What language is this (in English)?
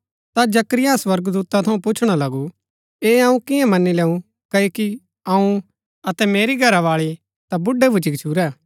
Gaddi